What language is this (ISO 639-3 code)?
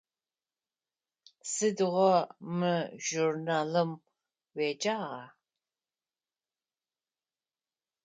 ady